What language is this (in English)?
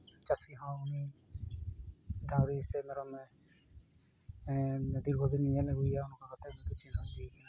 Santali